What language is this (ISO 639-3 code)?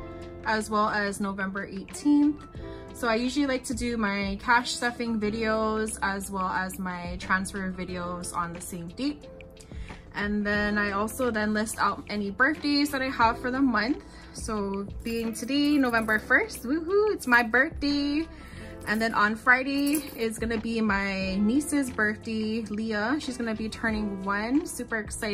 eng